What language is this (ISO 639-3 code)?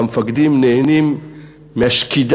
heb